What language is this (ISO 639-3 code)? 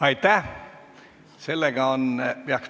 est